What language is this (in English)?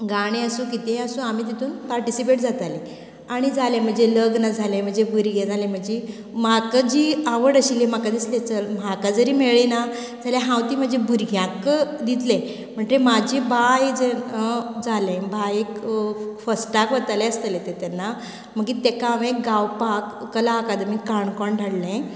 Konkani